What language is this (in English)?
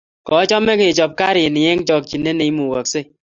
Kalenjin